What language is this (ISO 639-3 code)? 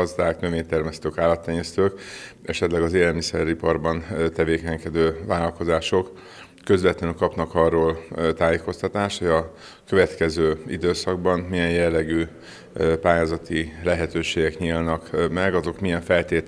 hun